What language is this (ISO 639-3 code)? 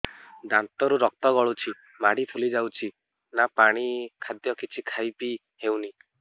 ori